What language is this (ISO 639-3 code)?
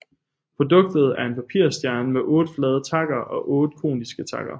dan